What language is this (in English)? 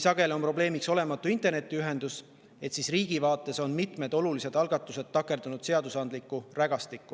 Estonian